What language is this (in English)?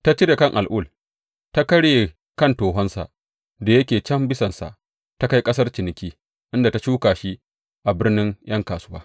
Hausa